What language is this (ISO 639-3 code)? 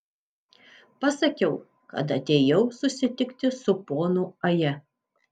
lit